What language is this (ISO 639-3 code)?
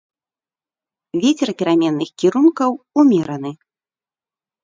bel